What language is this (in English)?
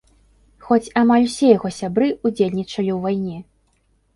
Belarusian